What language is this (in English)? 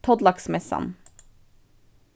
Faroese